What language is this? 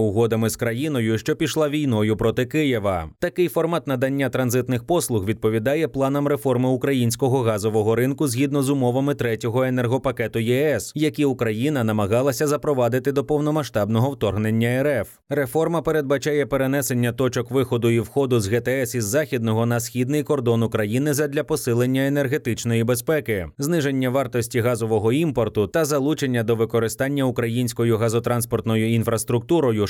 Ukrainian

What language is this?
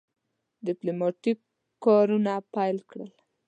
Pashto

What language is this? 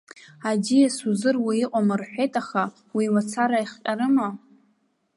Abkhazian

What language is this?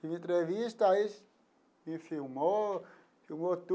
Portuguese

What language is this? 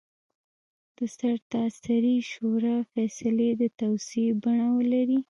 Pashto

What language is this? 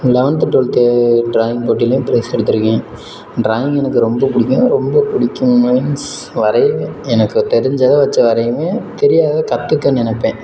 Tamil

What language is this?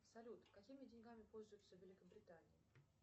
Russian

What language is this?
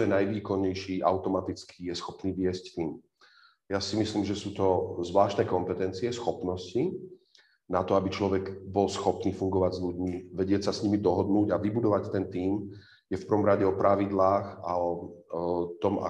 Slovak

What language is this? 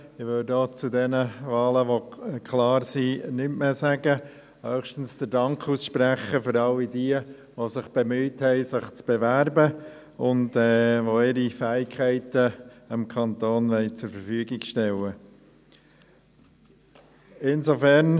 Swiss German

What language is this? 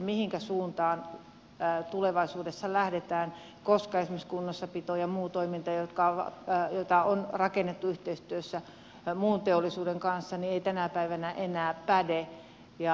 Finnish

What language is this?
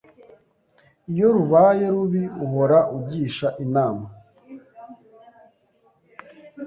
Kinyarwanda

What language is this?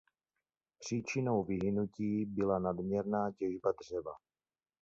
Czech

